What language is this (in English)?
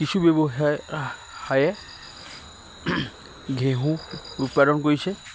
Assamese